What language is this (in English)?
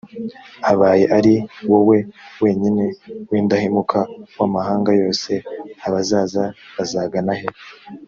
Kinyarwanda